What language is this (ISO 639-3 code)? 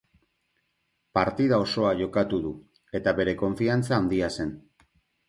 eus